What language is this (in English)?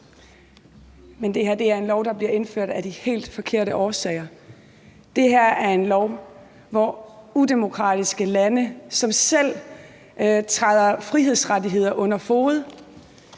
Danish